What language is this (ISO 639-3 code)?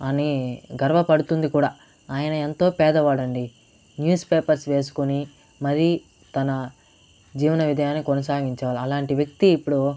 tel